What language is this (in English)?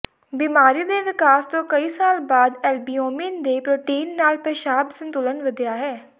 Punjabi